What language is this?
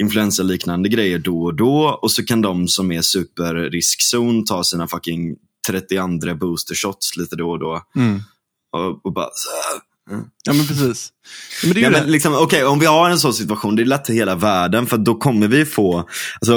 Swedish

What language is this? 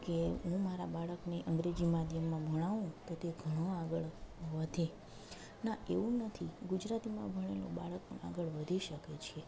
Gujarati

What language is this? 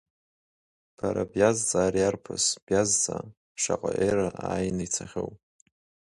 Abkhazian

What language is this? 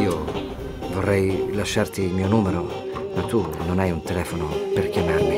Italian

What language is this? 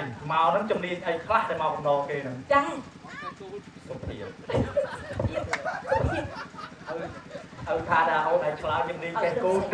Thai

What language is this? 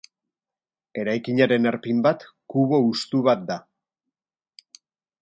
Basque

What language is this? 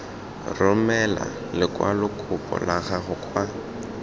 Tswana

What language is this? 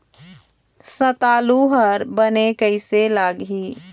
Chhattisgarhi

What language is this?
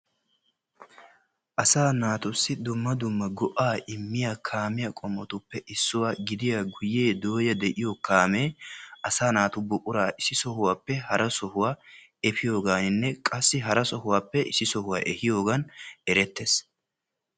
Wolaytta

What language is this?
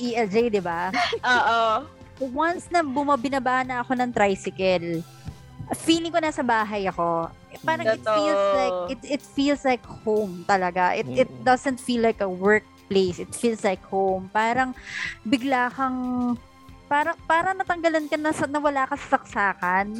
Filipino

